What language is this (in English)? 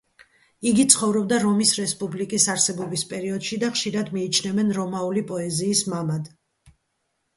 Georgian